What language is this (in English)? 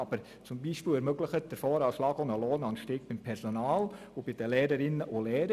Swiss German